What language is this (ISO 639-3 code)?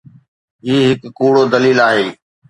snd